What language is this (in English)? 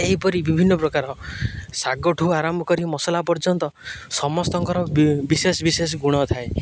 Odia